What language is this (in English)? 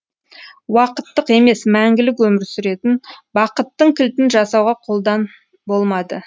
Kazakh